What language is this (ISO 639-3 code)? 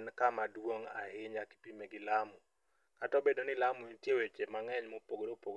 luo